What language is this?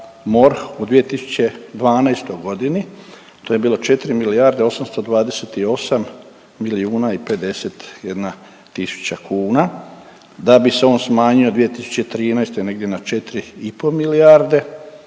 Croatian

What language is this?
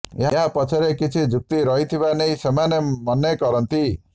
Odia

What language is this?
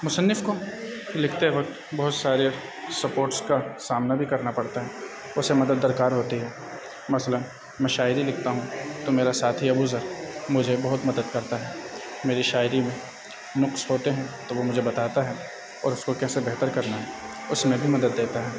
Urdu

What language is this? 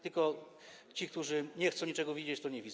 Polish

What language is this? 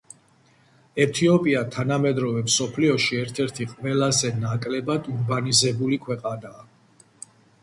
Georgian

